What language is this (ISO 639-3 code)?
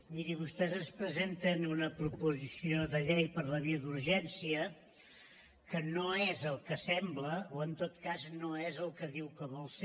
cat